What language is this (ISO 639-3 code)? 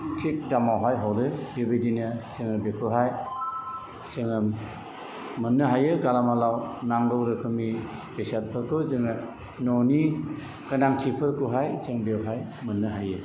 brx